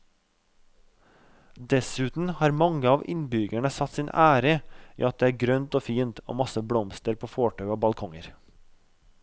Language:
Norwegian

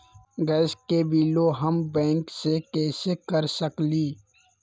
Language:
Magahi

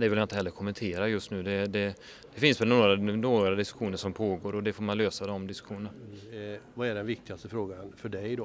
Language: Swedish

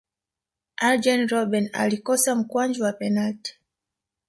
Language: Swahili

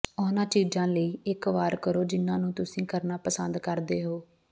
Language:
Punjabi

